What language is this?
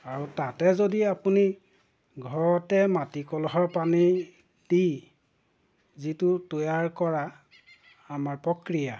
Assamese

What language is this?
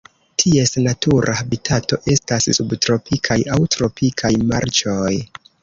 Esperanto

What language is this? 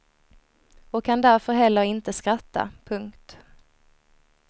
Swedish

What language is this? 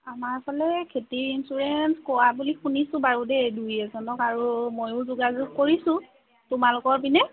Assamese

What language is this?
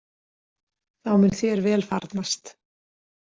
Icelandic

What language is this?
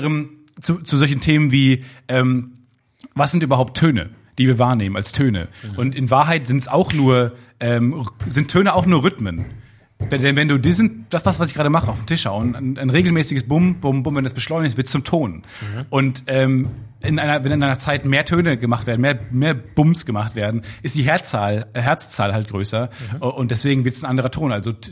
German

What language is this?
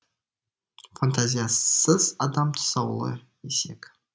Kazakh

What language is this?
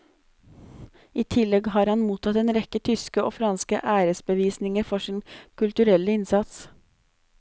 Norwegian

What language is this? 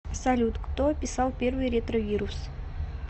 Russian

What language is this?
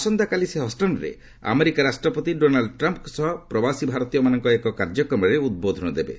Odia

